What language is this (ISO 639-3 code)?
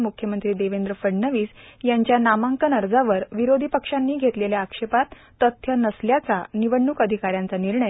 mar